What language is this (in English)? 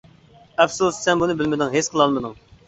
Uyghur